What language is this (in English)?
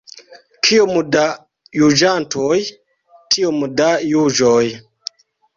Esperanto